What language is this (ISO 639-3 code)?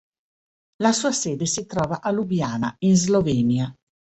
ita